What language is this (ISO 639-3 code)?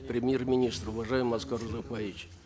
kaz